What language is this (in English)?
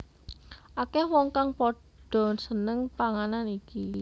Javanese